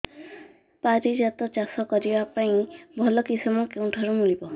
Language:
Odia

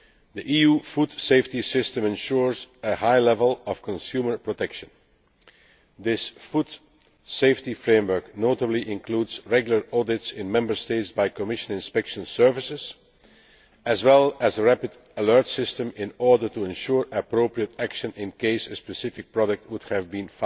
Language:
English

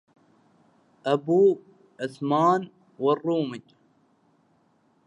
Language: Arabic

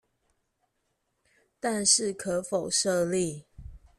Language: Chinese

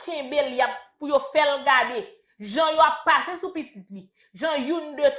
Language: French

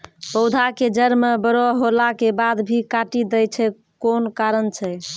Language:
Maithili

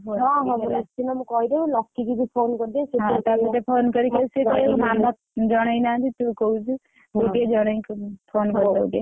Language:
Odia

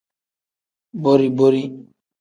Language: Tem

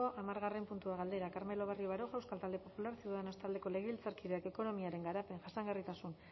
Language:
Basque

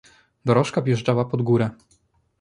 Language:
Polish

